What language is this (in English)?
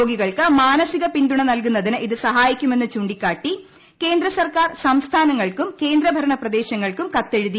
Malayalam